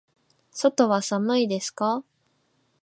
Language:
Japanese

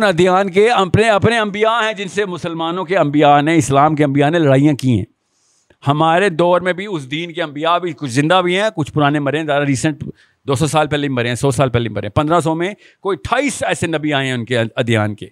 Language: Urdu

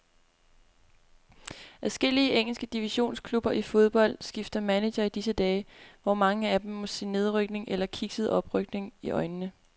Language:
Danish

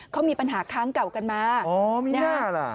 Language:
Thai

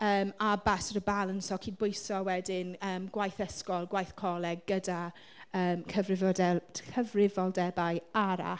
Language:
Welsh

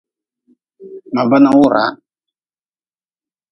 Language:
Nawdm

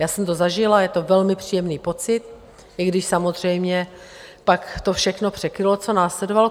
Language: Czech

